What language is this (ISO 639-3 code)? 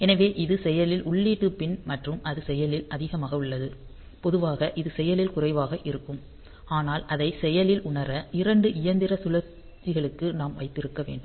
tam